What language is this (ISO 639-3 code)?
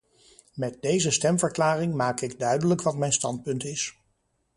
nld